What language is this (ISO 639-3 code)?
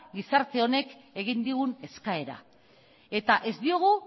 eus